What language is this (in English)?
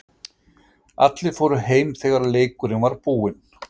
Icelandic